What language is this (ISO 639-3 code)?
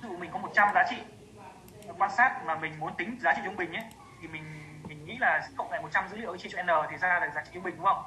vie